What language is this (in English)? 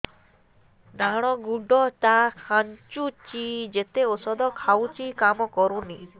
Odia